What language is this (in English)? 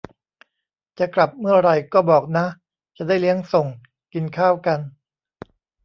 Thai